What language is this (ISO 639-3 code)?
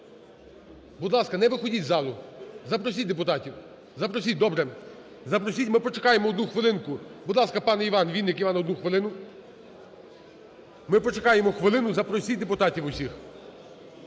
ukr